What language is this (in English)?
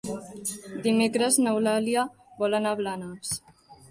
Catalan